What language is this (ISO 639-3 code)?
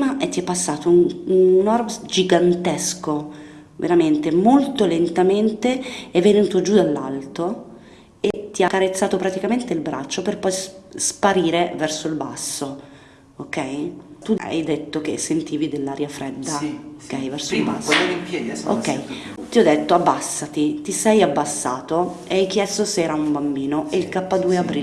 ita